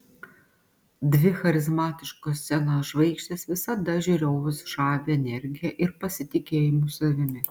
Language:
Lithuanian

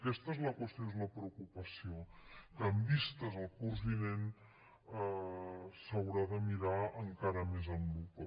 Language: Catalan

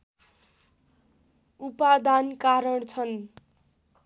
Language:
Nepali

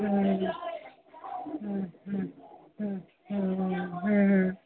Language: Odia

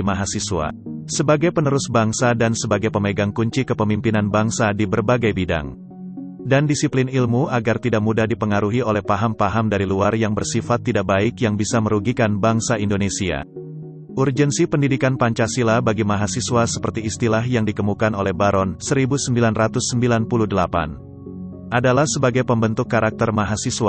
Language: Indonesian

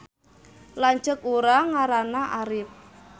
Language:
Sundanese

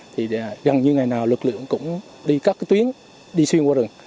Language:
Vietnamese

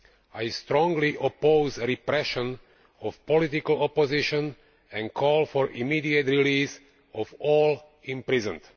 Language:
English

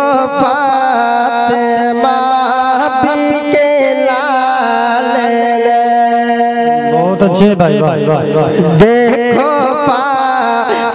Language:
Arabic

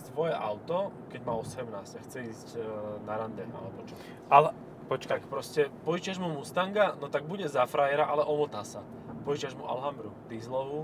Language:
Slovak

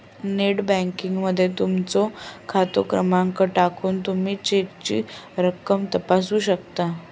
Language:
Marathi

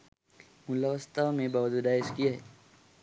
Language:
Sinhala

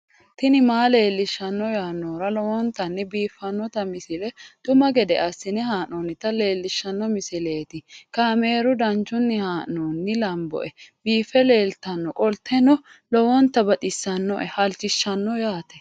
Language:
Sidamo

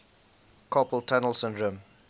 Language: English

